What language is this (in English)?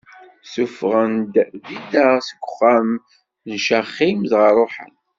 Kabyle